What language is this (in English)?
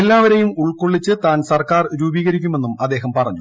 Malayalam